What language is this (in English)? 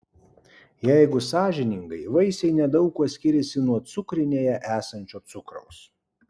Lithuanian